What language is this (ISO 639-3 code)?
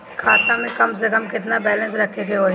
bho